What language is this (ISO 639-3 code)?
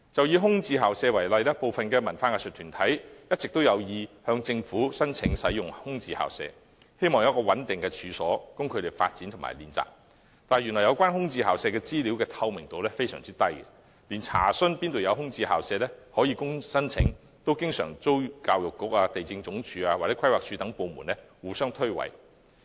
yue